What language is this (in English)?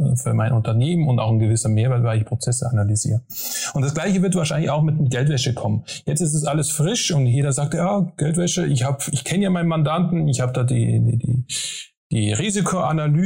German